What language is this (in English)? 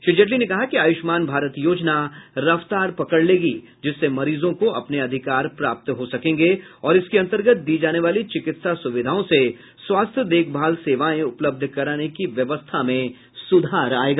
Hindi